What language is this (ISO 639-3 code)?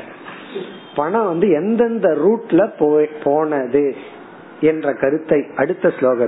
tam